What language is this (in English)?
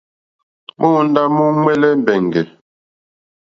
Mokpwe